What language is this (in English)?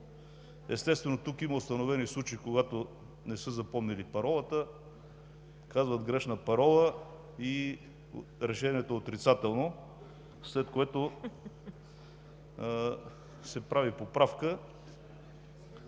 Bulgarian